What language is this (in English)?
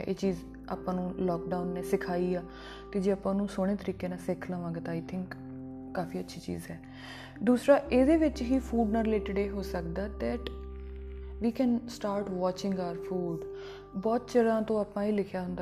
Punjabi